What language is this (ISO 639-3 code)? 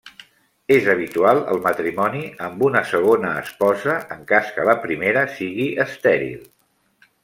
cat